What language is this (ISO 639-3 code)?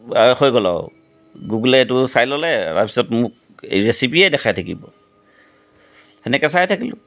asm